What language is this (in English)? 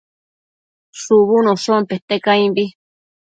Matsés